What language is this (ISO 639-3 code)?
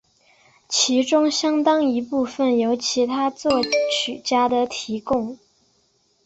zho